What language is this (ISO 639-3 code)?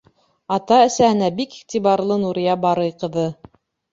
bak